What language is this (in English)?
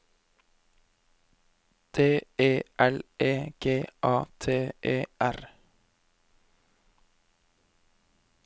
Norwegian